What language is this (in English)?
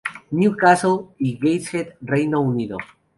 Spanish